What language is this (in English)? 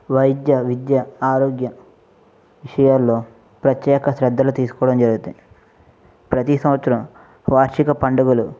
Telugu